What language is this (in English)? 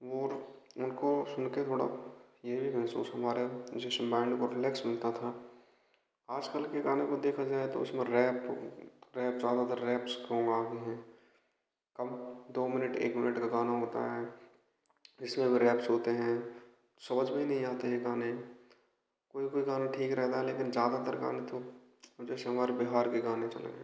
Hindi